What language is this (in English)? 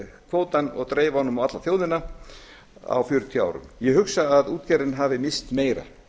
Icelandic